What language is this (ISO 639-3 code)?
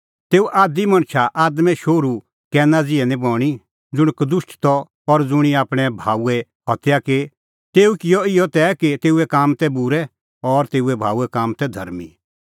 kfx